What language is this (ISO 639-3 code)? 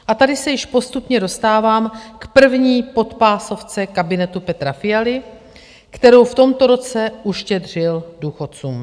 ces